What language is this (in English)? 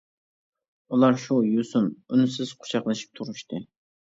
Uyghur